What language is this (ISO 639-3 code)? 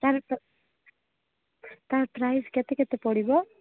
ori